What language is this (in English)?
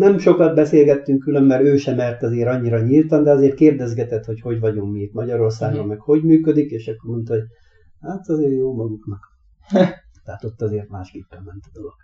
Hungarian